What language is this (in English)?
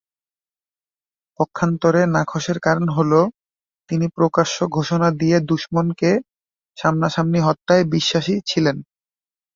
Bangla